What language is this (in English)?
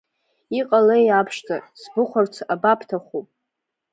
Abkhazian